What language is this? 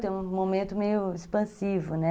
Portuguese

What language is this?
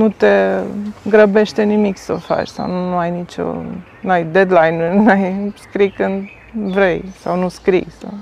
Romanian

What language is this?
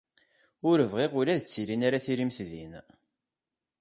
Kabyle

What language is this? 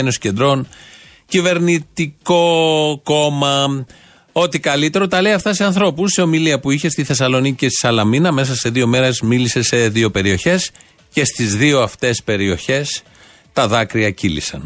Greek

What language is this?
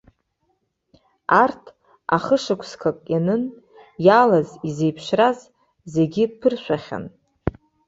Abkhazian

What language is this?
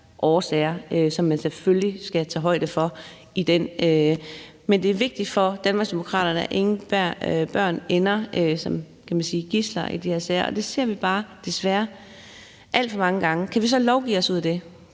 Danish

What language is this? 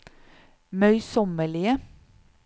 Norwegian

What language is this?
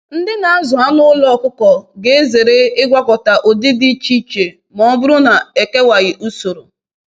Igbo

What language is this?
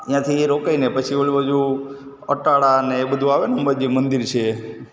Gujarati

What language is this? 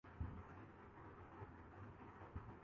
Urdu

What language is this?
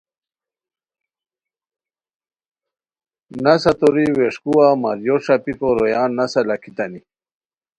Khowar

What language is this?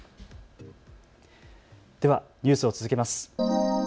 Japanese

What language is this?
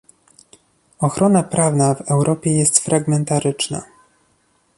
Polish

